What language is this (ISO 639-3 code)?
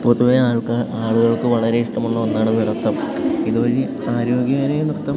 mal